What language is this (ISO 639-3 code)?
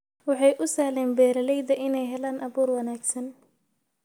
som